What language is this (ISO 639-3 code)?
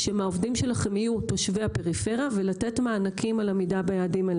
heb